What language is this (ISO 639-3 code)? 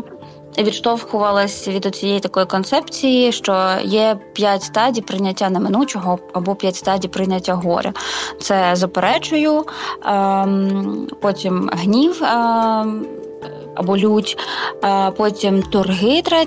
ukr